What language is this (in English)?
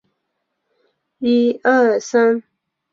Chinese